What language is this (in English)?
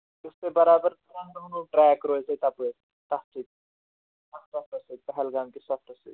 Kashmiri